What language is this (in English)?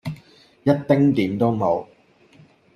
Cantonese